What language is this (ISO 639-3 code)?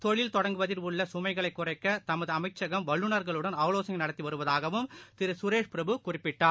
tam